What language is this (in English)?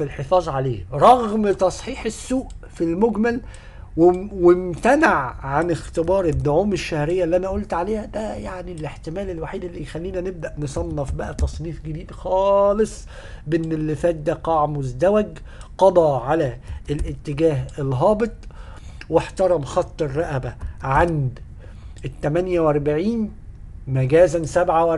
Arabic